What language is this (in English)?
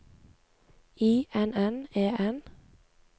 Norwegian